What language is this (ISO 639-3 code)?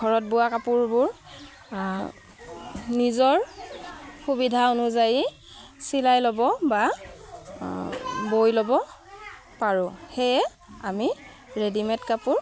asm